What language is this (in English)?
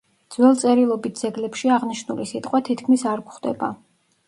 Georgian